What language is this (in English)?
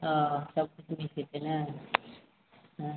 Maithili